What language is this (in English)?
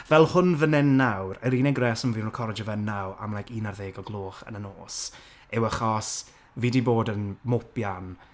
Welsh